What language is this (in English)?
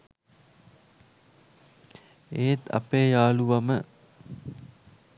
Sinhala